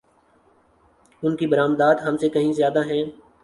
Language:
Urdu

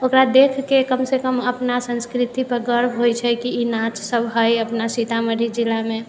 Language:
Maithili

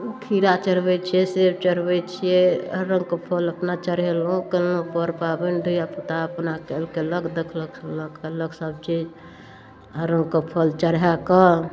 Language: Maithili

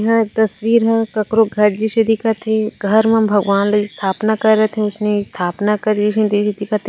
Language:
Chhattisgarhi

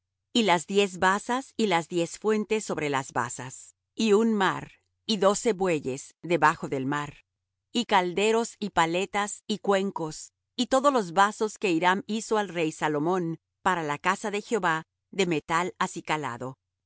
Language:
Spanish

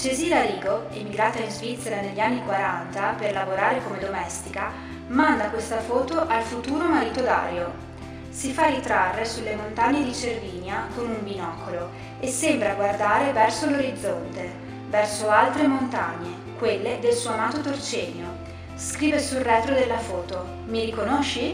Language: Italian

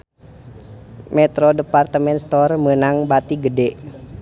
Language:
Sundanese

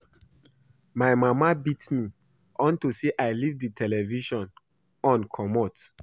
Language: Nigerian Pidgin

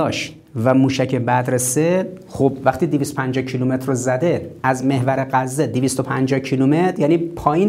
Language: Persian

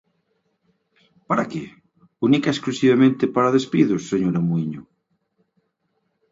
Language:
Galician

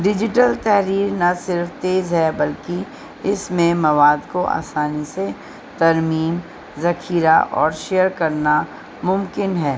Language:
Urdu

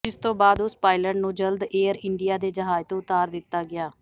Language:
Punjabi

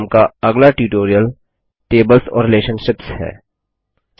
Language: Hindi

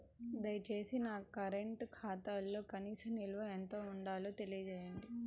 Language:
Telugu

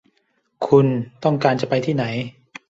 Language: Thai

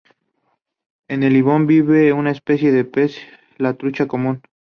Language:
Spanish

